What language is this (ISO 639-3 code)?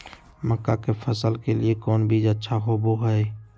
mag